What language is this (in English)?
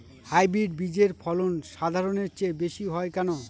Bangla